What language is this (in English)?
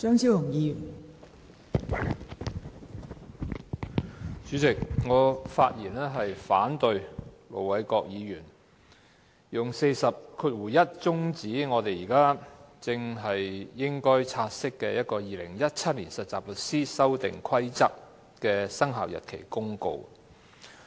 Cantonese